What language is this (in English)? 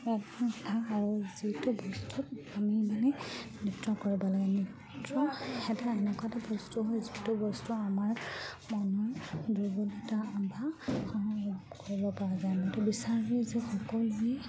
Assamese